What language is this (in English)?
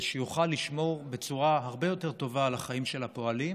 Hebrew